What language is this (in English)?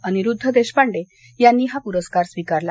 Marathi